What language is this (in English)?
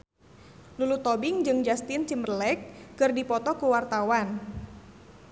Sundanese